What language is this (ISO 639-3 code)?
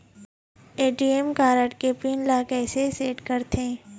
hne